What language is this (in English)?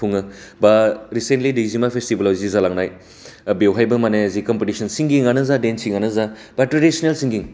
Bodo